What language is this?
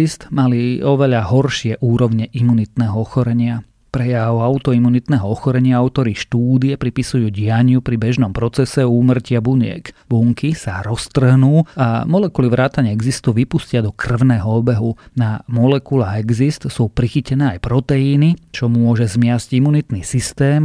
Slovak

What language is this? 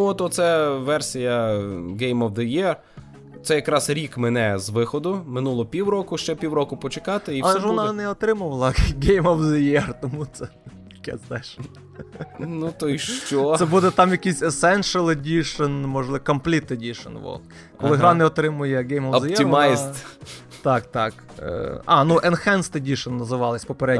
Ukrainian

